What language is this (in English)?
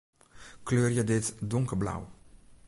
Western Frisian